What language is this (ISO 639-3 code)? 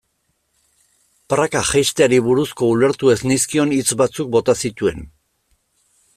eus